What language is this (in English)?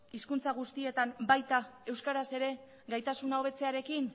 Basque